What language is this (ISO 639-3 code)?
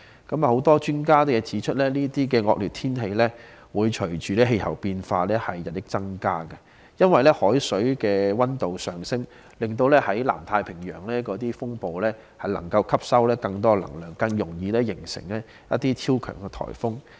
yue